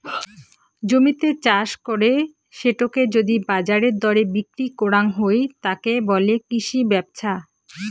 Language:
Bangla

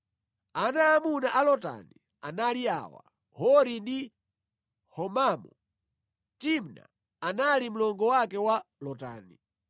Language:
Nyanja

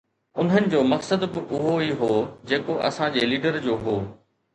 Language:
Sindhi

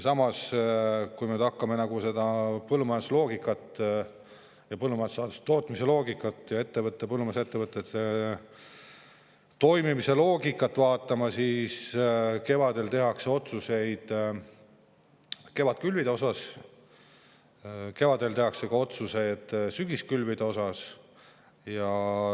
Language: Estonian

